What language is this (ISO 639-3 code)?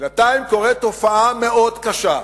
heb